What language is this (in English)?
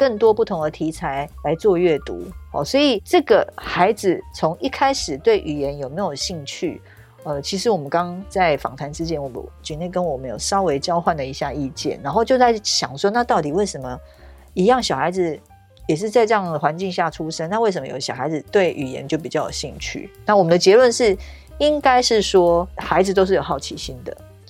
Chinese